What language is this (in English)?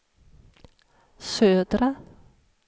Swedish